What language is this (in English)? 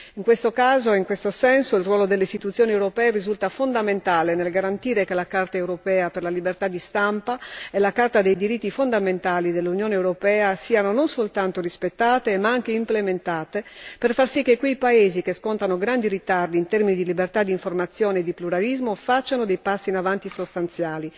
Italian